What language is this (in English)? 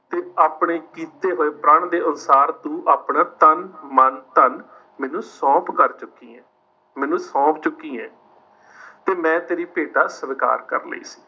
Punjabi